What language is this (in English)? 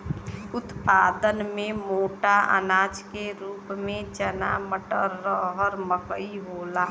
Bhojpuri